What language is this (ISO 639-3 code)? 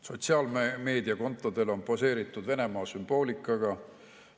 est